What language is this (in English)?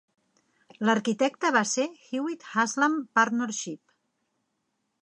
Catalan